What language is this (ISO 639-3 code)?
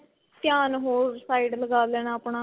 pan